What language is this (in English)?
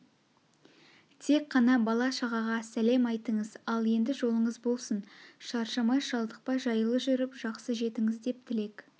Kazakh